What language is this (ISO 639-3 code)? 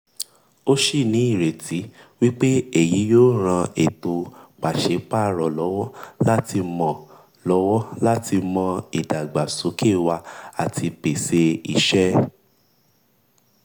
yor